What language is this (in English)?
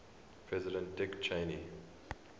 English